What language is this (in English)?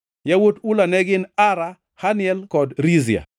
Luo (Kenya and Tanzania)